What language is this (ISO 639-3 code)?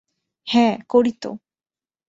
ben